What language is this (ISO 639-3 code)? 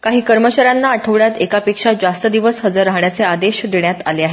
mar